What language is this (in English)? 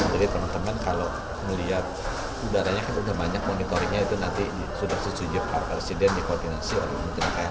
Indonesian